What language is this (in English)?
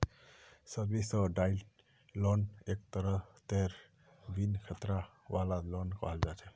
Magahi